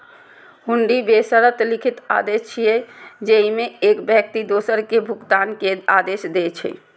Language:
Maithili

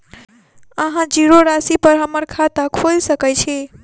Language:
Maithili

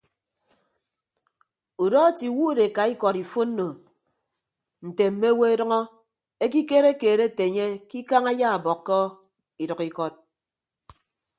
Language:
Ibibio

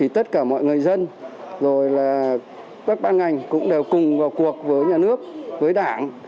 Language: Vietnamese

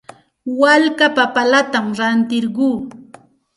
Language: Santa Ana de Tusi Pasco Quechua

